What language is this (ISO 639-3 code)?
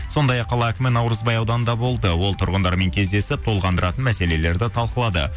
kaz